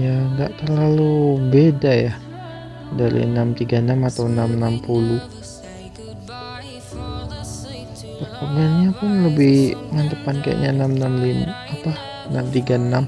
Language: Indonesian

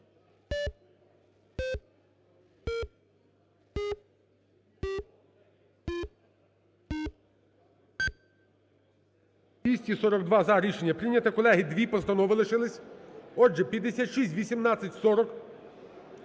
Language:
Ukrainian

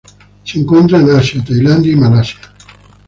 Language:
Spanish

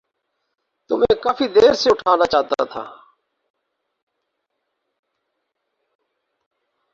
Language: Urdu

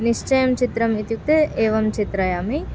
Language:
Sanskrit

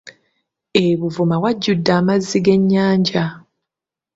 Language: Ganda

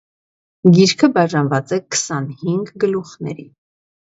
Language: Armenian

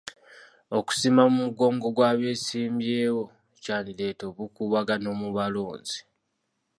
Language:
Ganda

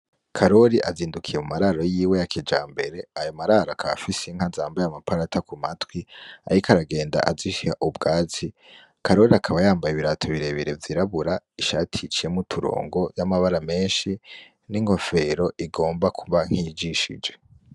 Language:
Rundi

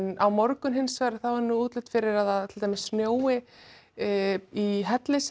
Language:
Icelandic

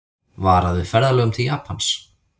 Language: Icelandic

